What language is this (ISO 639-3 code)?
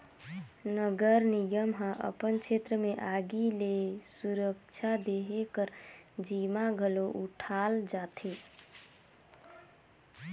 hne